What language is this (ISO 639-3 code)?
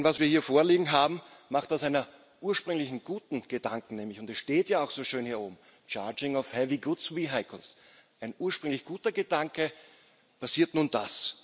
deu